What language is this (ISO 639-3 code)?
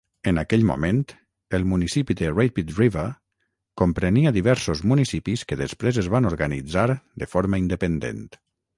cat